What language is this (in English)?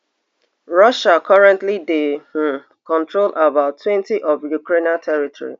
Nigerian Pidgin